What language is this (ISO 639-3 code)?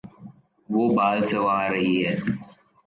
urd